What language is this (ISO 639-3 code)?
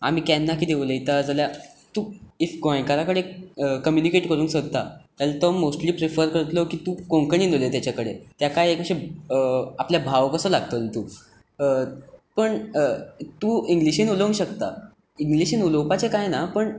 kok